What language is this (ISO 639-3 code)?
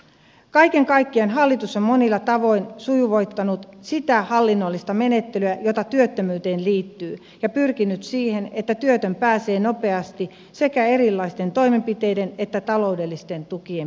fin